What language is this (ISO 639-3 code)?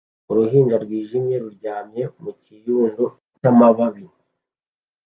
kin